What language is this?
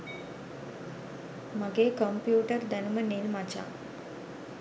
Sinhala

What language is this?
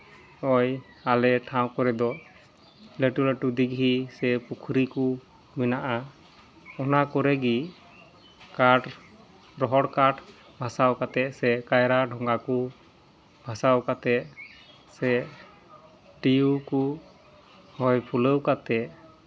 Santali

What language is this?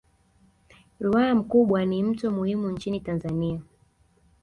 Swahili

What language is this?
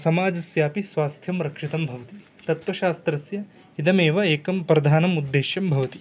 Sanskrit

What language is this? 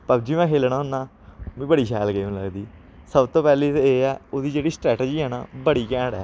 Dogri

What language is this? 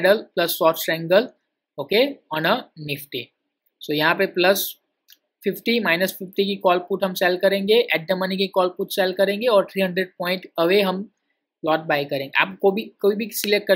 Hindi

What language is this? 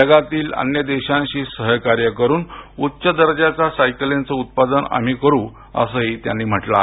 Marathi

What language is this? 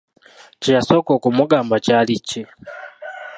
Ganda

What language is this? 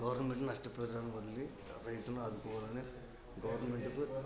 Telugu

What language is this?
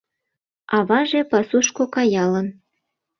Mari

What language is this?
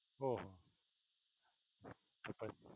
Gujarati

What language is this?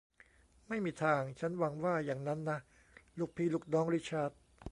Thai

